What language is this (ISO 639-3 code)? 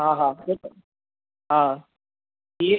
snd